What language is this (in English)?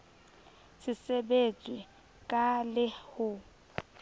Southern Sotho